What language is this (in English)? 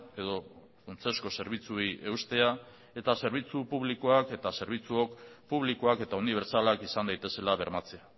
Basque